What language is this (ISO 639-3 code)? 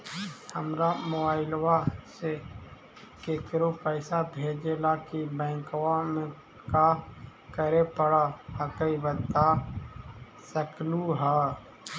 mag